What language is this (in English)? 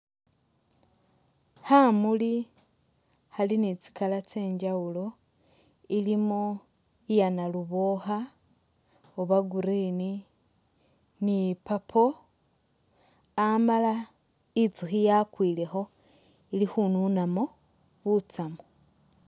Masaaba